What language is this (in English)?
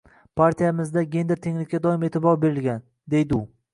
Uzbek